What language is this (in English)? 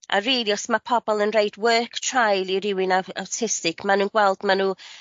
Welsh